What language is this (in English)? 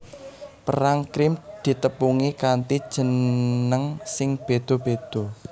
Javanese